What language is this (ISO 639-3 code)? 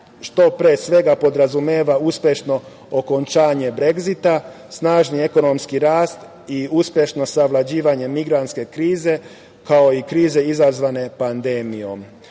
srp